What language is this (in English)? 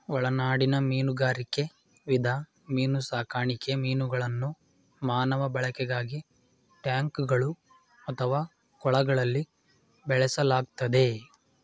Kannada